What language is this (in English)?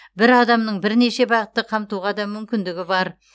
Kazakh